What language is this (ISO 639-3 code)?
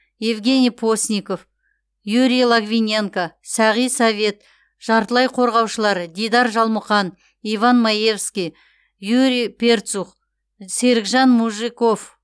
kaz